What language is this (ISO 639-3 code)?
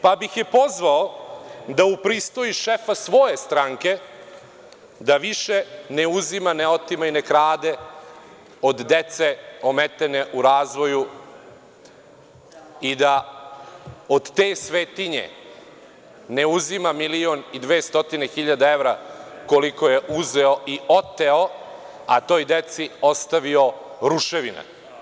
srp